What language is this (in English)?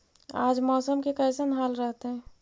Magahi